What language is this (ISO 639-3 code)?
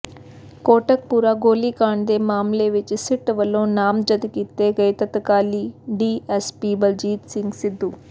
pan